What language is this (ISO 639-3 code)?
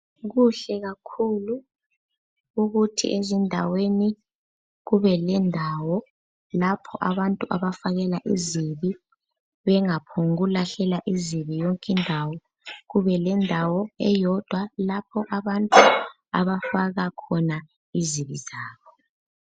nde